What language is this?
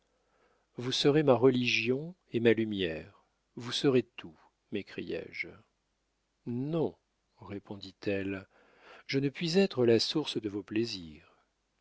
French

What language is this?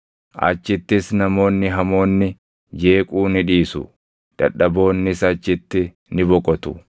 Oromo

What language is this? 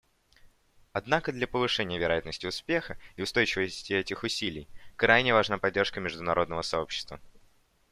Russian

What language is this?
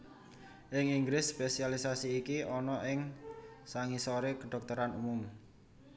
Javanese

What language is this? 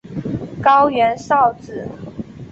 Chinese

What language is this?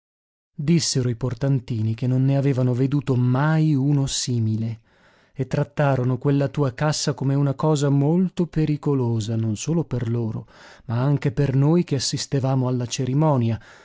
Italian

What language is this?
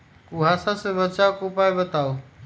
Magahi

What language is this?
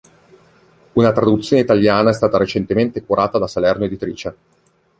Italian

